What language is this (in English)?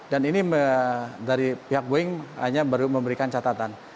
Indonesian